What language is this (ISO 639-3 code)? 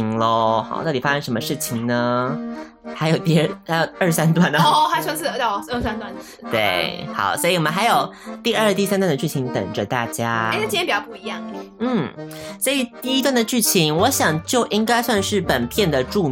zho